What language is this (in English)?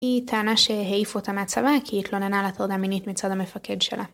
Hebrew